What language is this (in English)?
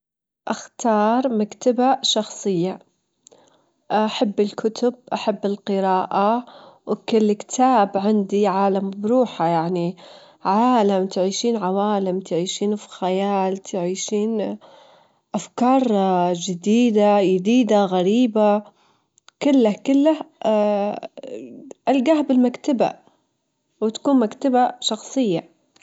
Gulf Arabic